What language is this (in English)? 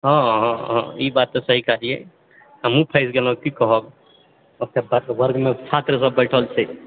Maithili